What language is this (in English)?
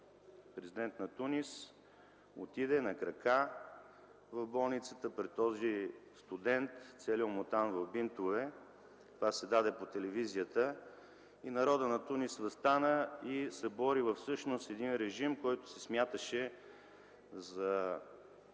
Bulgarian